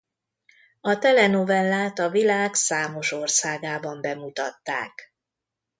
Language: Hungarian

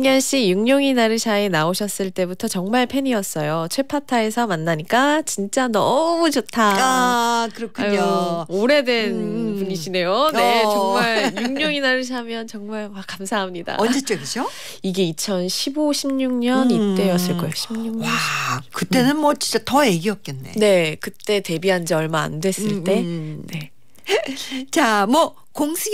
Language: Korean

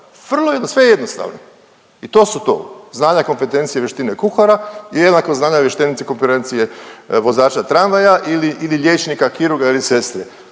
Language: Croatian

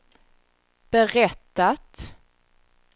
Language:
Swedish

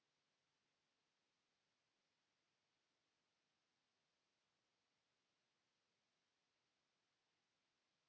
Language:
Finnish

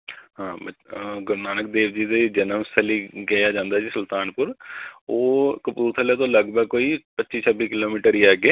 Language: Punjabi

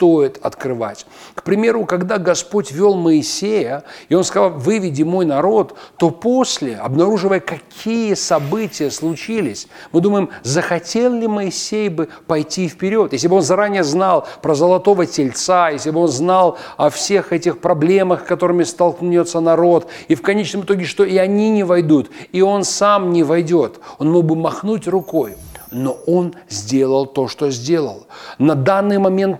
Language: Russian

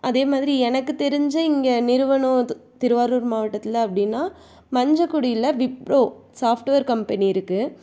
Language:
Tamil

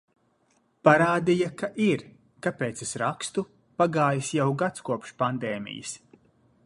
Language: Latvian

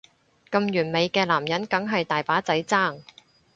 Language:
Cantonese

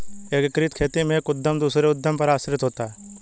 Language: Hindi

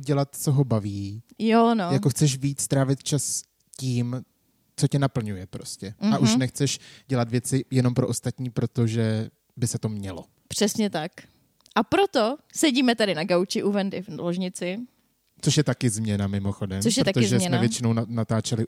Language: Czech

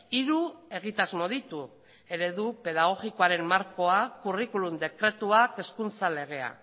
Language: Basque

